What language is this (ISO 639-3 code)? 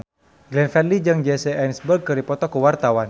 sun